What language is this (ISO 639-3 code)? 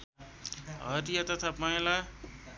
nep